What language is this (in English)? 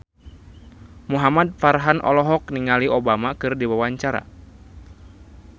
Sundanese